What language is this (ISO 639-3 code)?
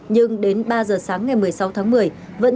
vie